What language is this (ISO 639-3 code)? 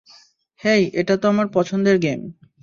ben